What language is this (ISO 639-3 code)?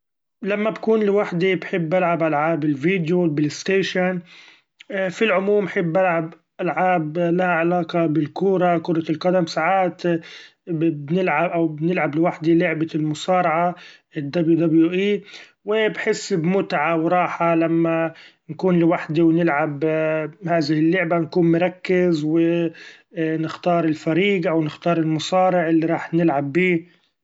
afb